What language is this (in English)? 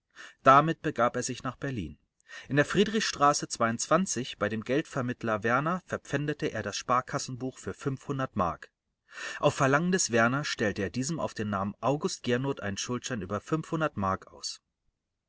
German